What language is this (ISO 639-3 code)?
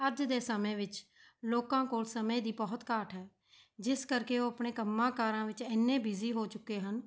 pan